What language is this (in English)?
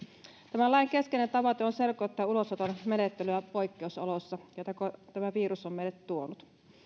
Finnish